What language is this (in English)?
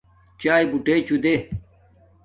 Domaaki